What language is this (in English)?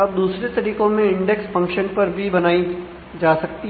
Hindi